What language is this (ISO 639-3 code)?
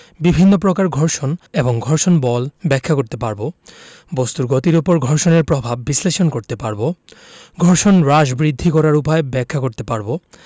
ben